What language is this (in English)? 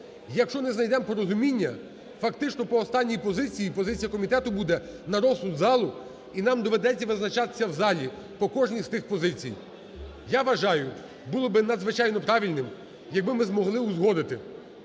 Ukrainian